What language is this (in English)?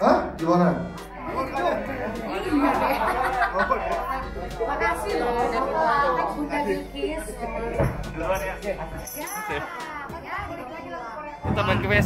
Indonesian